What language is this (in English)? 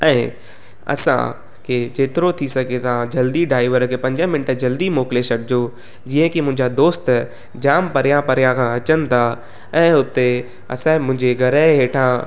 Sindhi